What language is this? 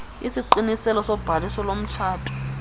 Xhosa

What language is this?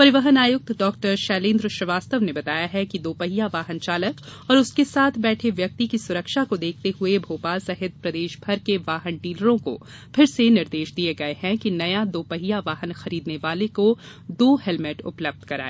Hindi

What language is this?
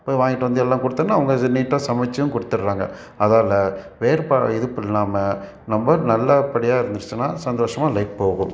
Tamil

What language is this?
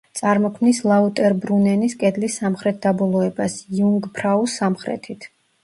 Georgian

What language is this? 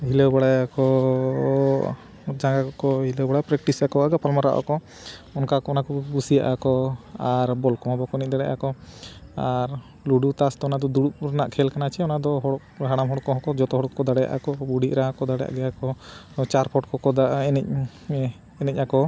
Santali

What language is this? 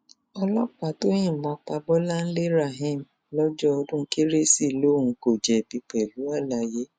Yoruba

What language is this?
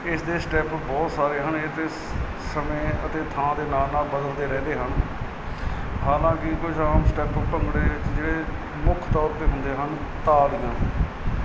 Punjabi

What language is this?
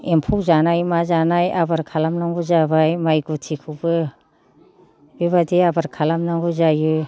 Bodo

